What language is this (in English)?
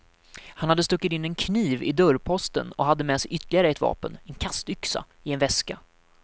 Swedish